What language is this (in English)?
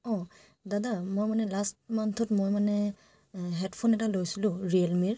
Assamese